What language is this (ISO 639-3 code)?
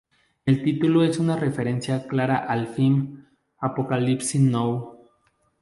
spa